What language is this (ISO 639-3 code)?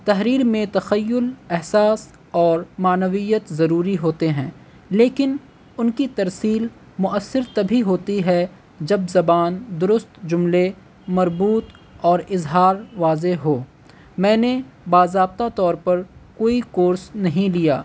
urd